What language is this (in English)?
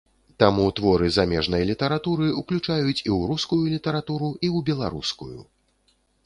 Belarusian